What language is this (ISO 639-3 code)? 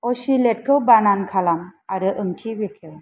brx